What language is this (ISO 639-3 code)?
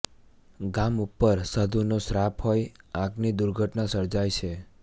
guj